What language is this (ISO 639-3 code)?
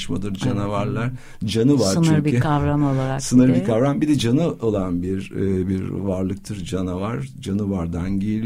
tur